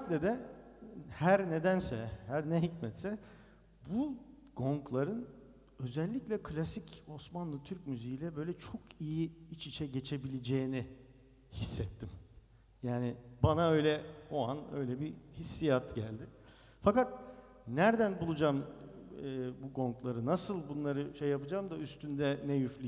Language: Turkish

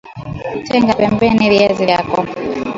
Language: Swahili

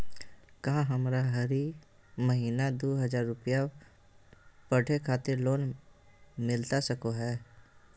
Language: Magahi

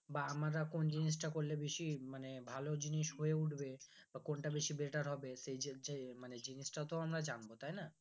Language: Bangla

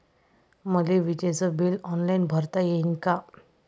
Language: Marathi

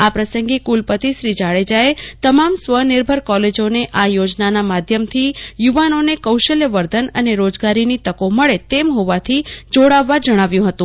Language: Gujarati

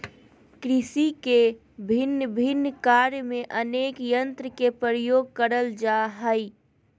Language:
Magahi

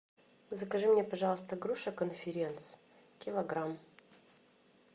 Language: Russian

